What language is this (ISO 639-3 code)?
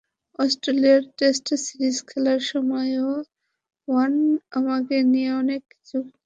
ben